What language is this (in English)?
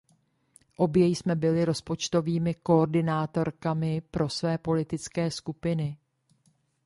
Czech